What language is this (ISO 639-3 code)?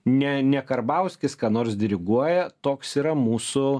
lit